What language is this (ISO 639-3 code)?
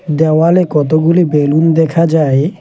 ben